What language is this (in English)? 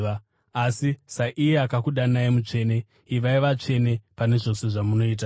Shona